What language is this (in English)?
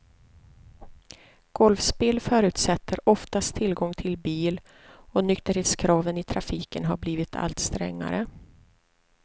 Swedish